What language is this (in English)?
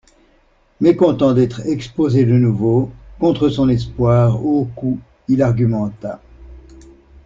French